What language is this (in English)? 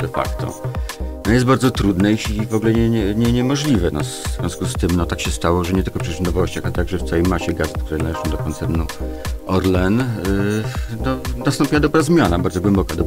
Polish